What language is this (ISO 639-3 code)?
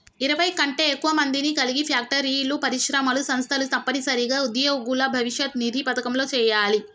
tel